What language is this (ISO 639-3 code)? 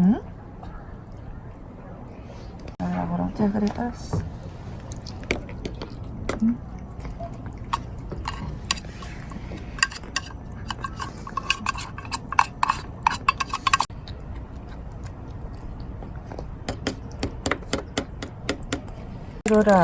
kor